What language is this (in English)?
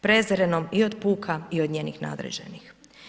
Croatian